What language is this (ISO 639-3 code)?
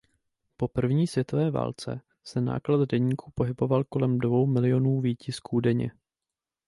ces